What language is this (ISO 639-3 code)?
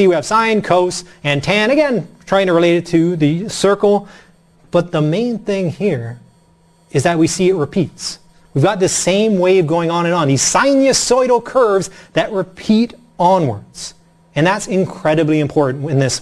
eng